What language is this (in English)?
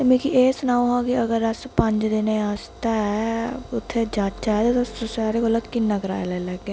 Dogri